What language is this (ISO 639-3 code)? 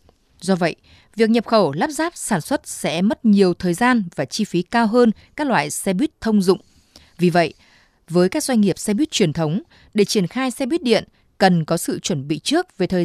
vie